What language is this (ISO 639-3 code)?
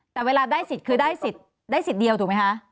tha